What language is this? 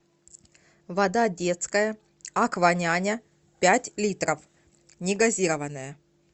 Russian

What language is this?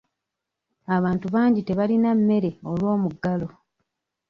Ganda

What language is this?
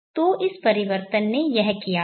Hindi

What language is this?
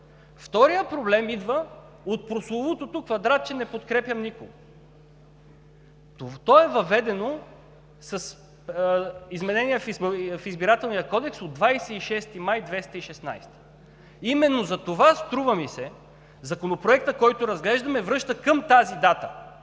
Bulgarian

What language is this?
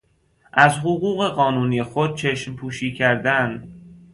Persian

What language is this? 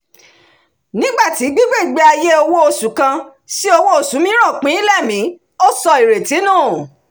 Yoruba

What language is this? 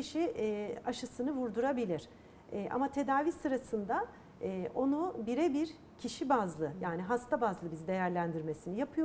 Turkish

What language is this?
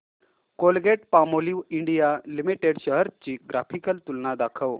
Marathi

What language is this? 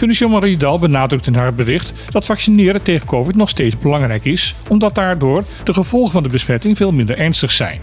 Dutch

